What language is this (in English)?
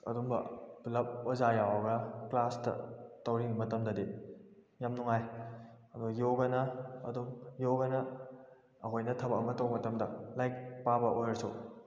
Manipuri